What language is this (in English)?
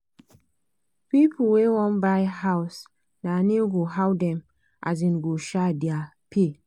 Nigerian Pidgin